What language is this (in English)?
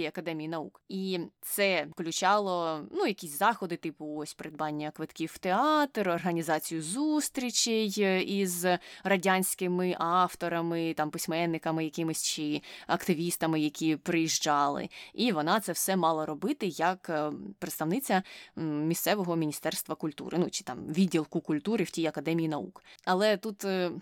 Ukrainian